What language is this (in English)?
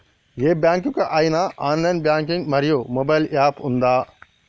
Telugu